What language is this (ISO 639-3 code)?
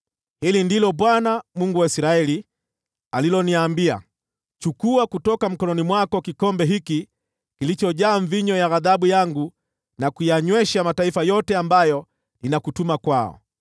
swa